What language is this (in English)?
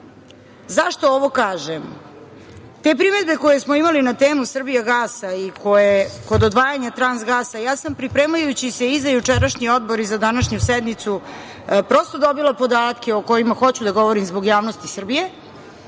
Serbian